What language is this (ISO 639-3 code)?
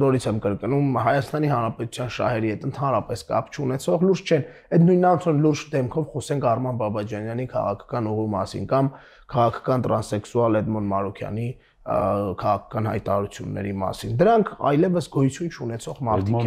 ron